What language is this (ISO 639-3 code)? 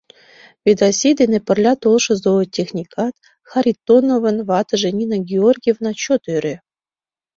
chm